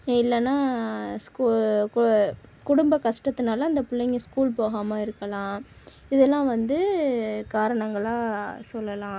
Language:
Tamil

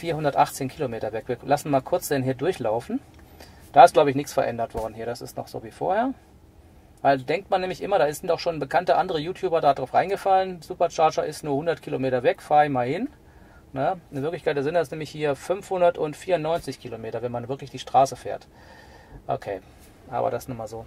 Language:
German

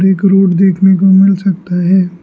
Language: Hindi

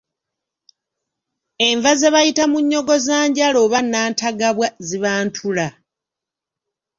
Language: Ganda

